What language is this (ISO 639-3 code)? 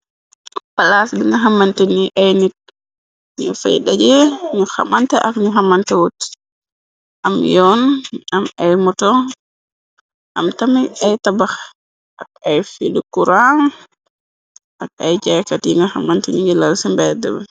wol